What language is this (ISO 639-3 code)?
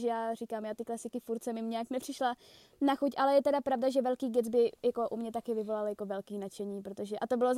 ces